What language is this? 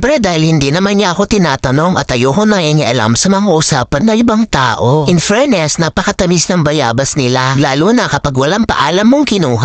Filipino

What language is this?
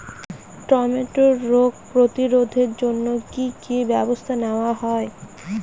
Bangla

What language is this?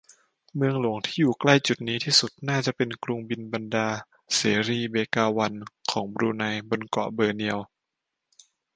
Thai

